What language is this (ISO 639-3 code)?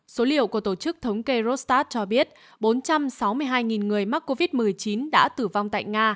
vie